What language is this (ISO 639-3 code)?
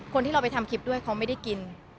tha